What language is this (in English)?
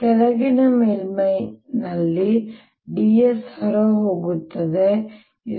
Kannada